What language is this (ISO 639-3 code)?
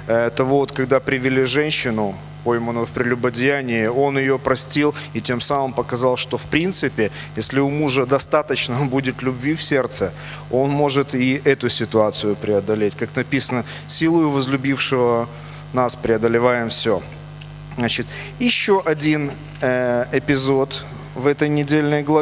rus